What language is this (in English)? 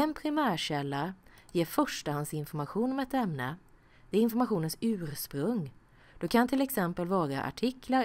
Swedish